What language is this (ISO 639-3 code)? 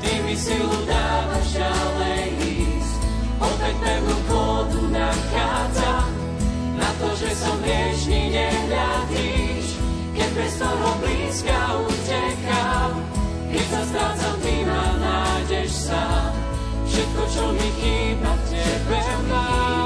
slk